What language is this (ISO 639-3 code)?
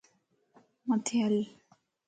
lss